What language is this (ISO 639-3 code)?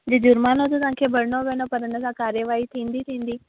snd